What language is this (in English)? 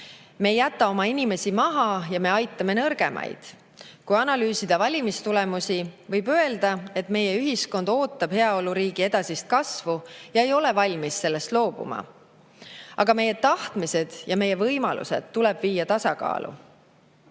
Estonian